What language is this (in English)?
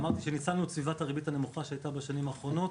Hebrew